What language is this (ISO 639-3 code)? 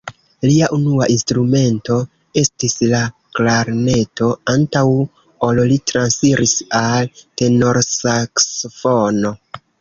epo